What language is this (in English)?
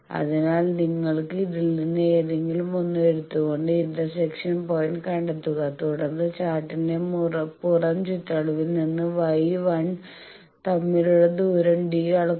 Malayalam